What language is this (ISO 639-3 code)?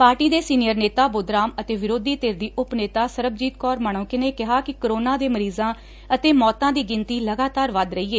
pan